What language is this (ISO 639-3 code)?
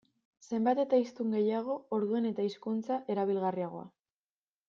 eus